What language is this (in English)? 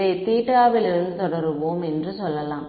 Tamil